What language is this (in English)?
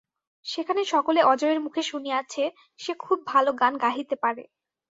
Bangla